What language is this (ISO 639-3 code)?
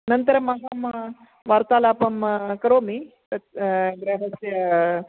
san